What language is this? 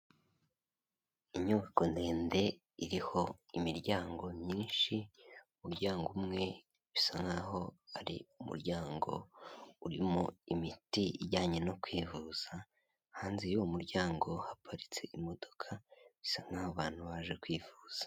Kinyarwanda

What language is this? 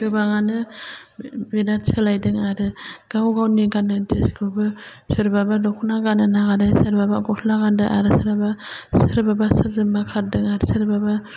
Bodo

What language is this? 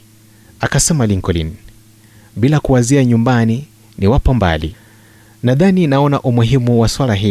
Swahili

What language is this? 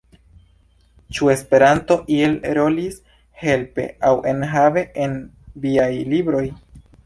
Esperanto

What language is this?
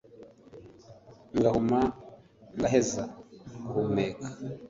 Kinyarwanda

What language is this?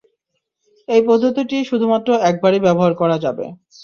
Bangla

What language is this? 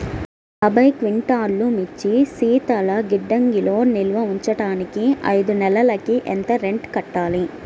Telugu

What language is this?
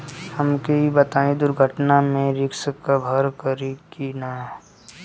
Bhojpuri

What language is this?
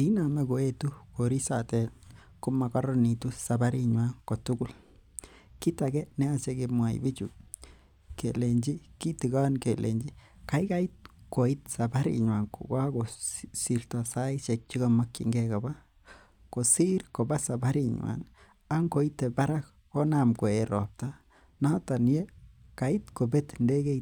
Kalenjin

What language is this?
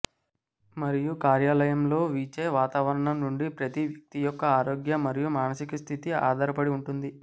Telugu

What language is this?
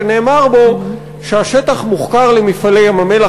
Hebrew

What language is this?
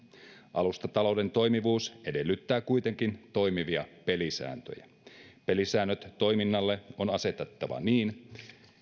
Finnish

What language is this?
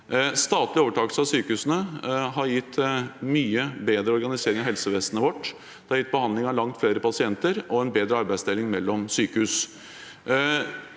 Norwegian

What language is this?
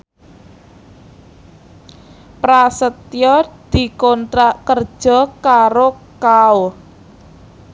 Javanese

